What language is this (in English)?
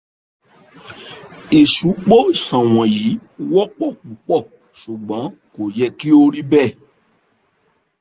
Yoruba